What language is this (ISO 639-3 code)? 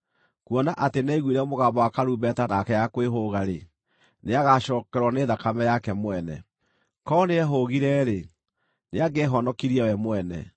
kik